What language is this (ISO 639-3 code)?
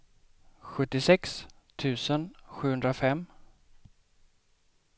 swe